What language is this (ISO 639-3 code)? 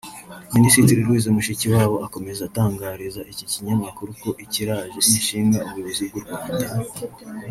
kin